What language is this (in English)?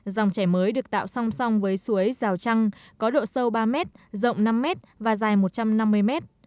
Vietnamese